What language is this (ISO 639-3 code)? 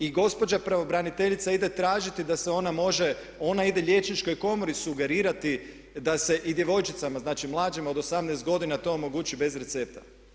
hrv